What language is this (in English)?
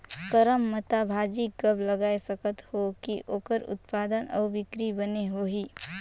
Chhattisgarhi